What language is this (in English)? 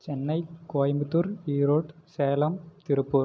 Tamil